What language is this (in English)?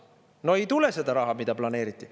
Estonian